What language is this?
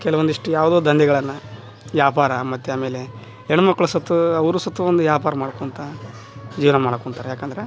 Kannada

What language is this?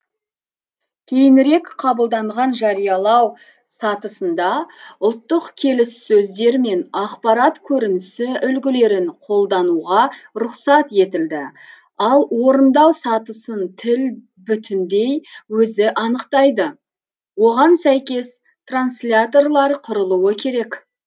Kazakh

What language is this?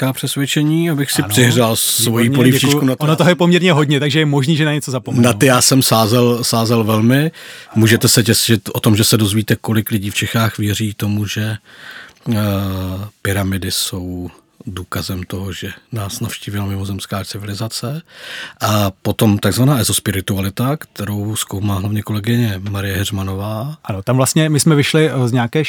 Czech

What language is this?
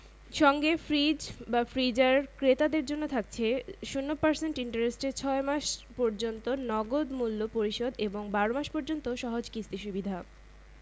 Bangla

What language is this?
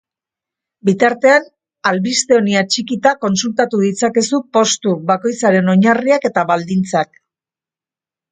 Basque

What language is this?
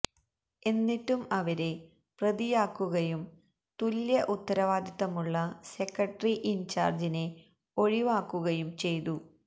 Malayalam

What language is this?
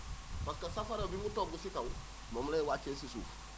Wolof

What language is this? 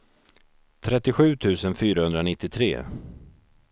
Swedish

